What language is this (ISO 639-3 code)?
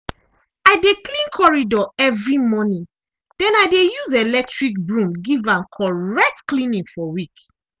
pcm